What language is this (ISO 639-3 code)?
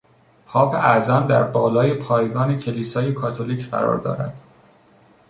fas